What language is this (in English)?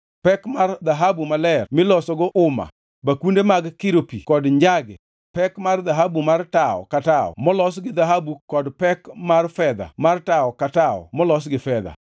Luo (Kenya and Tanzania)